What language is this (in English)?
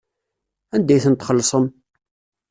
Kabyle